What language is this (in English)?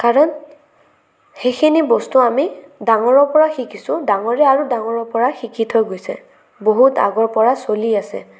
Assamese